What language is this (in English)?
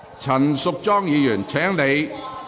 Cantonese